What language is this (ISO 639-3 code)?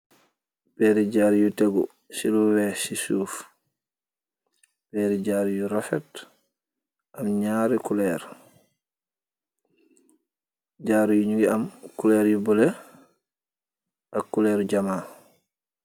wol